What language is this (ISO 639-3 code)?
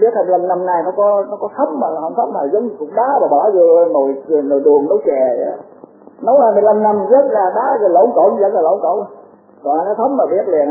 vie